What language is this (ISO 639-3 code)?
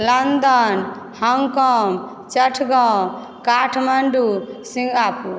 mai